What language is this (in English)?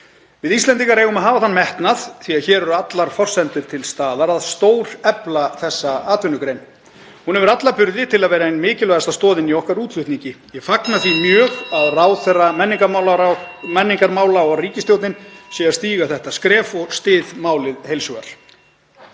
Icelandic